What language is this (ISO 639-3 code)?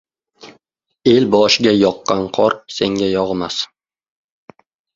uzb